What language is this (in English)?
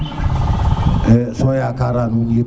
Serer